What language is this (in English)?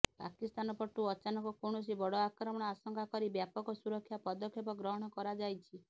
Odia